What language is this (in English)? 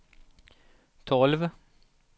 Swedish